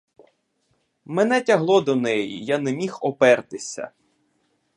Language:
Ukrainian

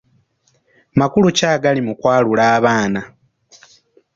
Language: Ganda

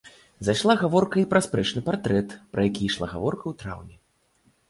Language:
Belarusian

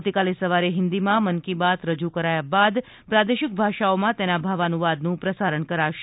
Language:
Gujarati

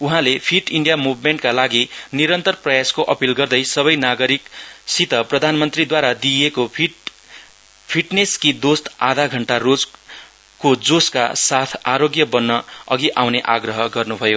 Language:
Nepali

